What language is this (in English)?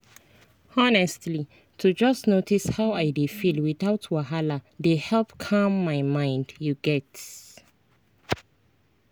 Nigerian Pidgin